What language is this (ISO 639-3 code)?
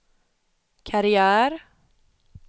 swe